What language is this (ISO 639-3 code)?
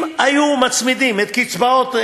heb